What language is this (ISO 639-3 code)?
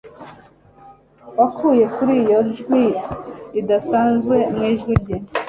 kin